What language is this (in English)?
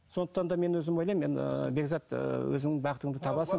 Kazakh